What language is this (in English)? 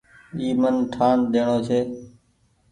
Goaria